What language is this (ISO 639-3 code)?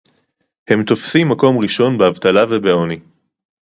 heb